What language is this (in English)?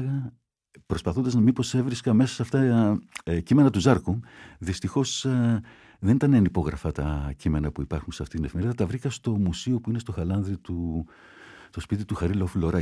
Greek